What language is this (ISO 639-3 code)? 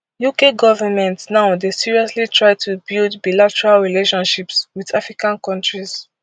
pcm